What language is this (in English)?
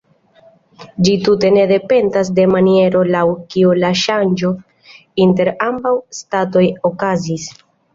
Esperanto